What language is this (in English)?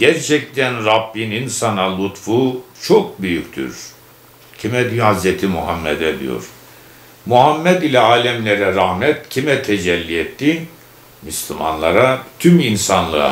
Turkish